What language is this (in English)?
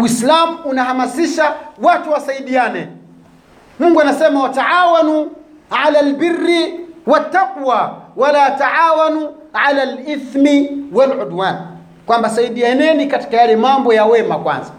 Swahili